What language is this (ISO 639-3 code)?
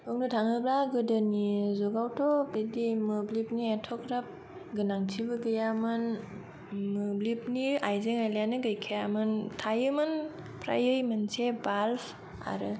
brx